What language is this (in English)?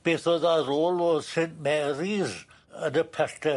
Welsh